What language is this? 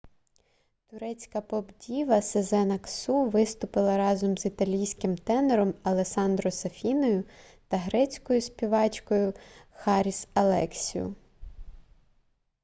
Ukrainian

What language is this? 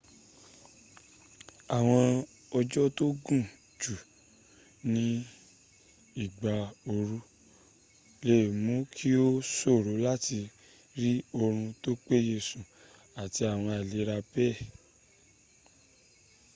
Yoruba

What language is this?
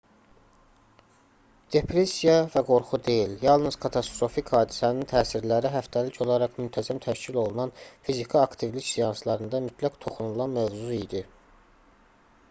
Azerbaijani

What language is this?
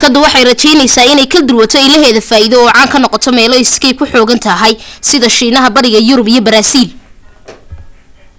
Somali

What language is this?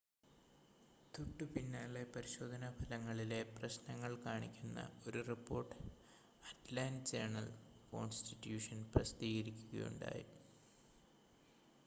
Malayalam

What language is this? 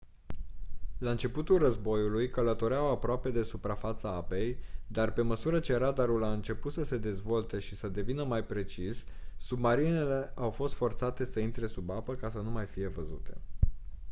Romanian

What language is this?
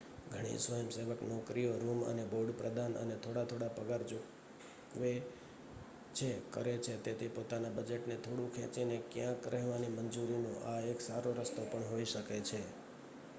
Gujarati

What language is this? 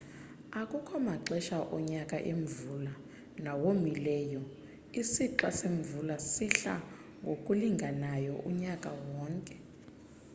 Xhosa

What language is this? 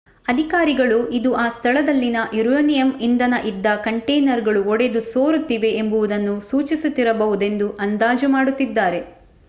Kannada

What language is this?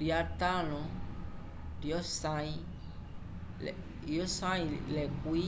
Umbundu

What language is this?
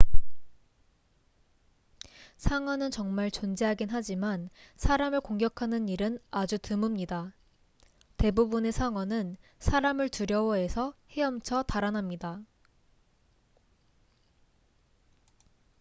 Korean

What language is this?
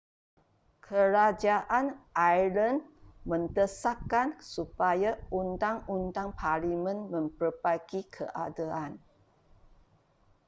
Malay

